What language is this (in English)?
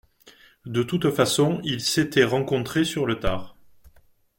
French